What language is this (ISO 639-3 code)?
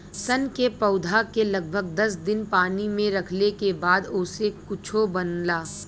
bho